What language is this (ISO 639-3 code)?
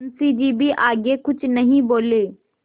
hin